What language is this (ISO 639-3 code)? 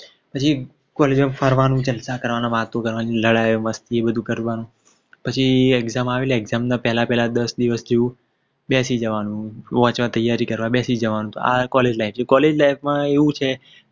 guj